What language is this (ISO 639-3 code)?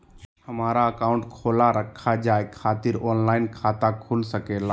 mag